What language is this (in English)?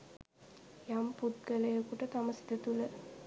Sinhala